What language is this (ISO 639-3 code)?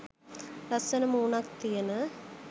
sin